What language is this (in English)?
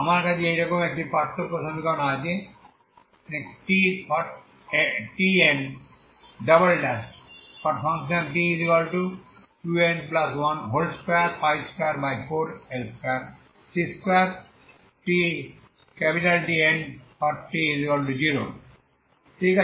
Bangla